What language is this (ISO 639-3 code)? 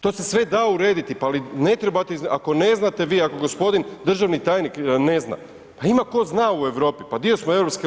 hrv